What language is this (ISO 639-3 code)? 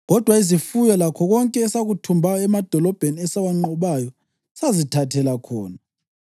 nde